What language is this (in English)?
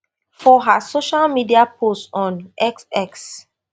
Nigerian Pidgin